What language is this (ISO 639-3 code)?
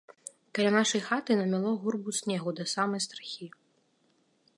bel